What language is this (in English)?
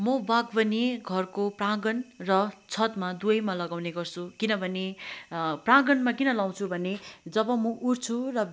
Nepali